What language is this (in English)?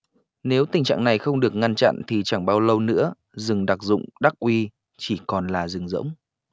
Vietnamese